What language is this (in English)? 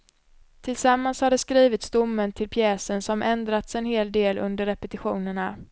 Swedish